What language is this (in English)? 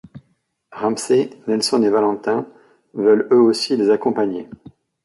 French